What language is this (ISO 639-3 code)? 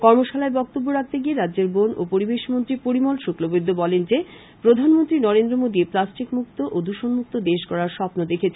ben